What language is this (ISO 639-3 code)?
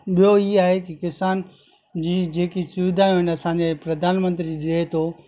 snd